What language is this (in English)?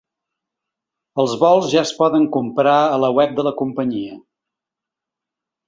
Catalan